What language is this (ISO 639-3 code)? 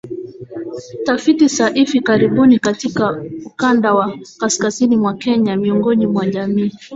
swa